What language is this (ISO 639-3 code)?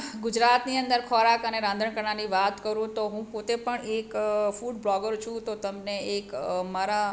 guj